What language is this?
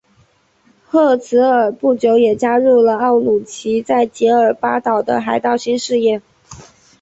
Chinese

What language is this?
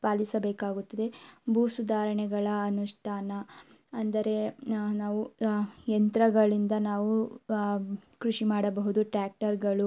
Kannada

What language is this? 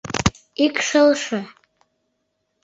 Mari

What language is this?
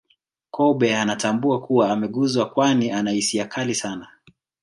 Swahili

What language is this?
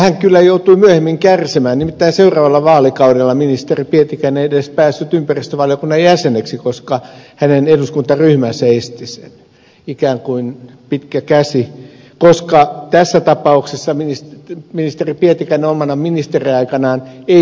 Finnish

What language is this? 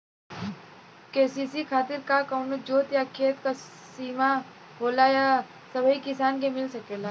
Bhojpuri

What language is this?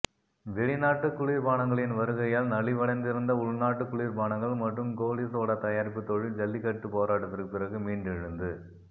Tamil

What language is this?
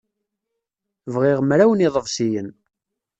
Kabyle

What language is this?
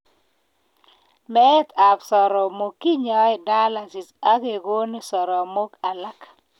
Kalenjin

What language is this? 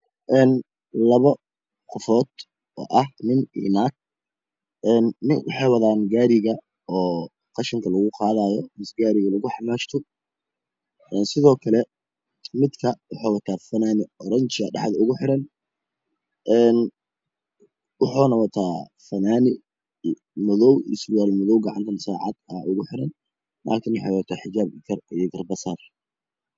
Somali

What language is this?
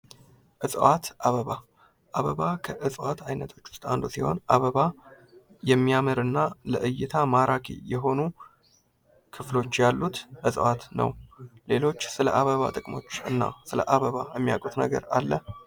Amharic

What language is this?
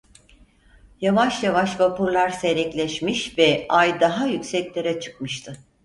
Turkish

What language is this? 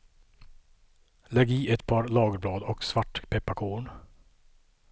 Swedish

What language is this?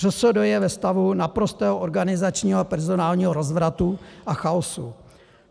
Czech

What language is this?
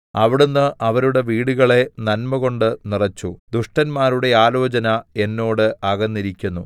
Malayalam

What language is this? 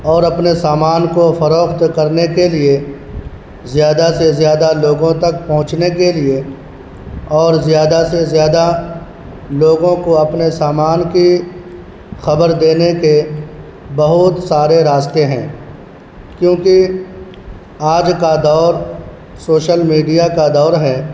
Urdu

